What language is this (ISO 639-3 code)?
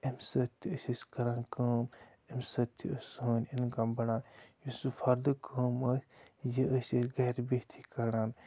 kas